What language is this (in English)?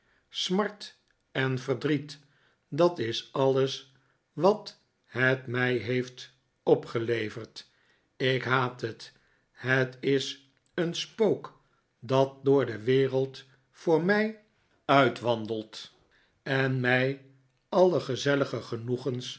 Dutch